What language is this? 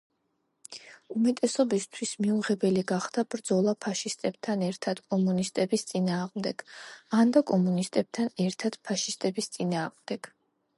Georgian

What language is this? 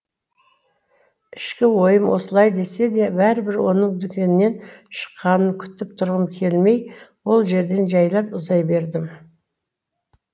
Kazakh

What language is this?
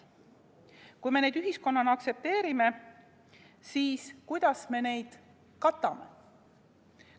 Estonian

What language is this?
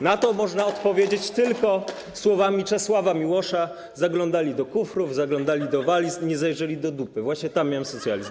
Polish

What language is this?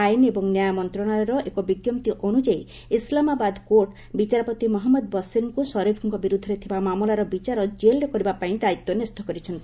Odia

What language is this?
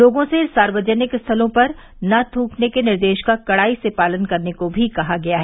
Hindi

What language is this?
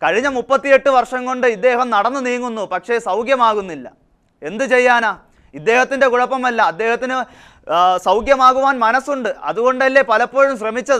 Czech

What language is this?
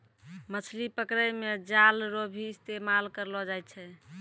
Maithili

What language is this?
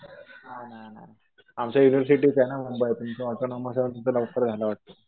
Marathi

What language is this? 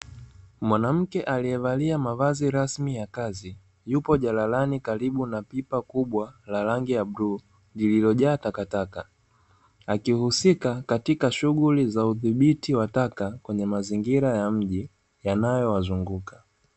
Swahili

